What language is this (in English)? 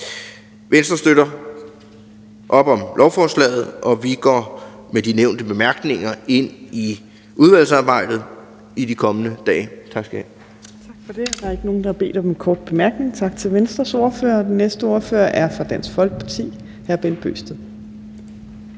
Danish